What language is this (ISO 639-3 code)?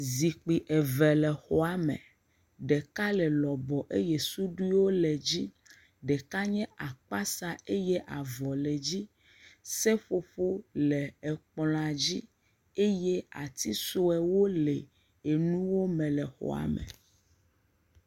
ewe